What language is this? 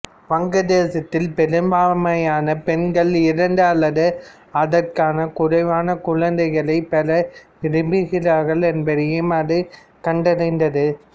Tamil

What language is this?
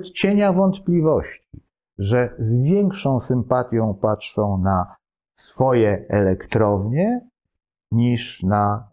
Polish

